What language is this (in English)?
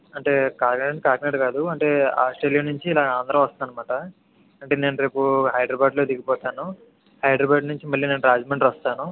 Telugu